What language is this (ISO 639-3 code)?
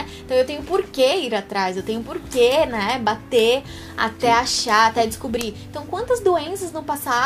por